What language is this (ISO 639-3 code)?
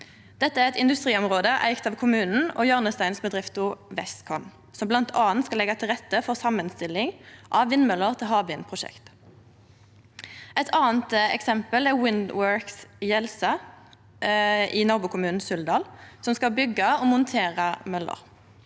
nor